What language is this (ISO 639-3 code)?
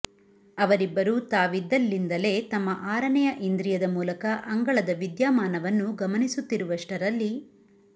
kan